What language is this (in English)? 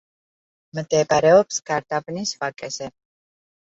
Georgian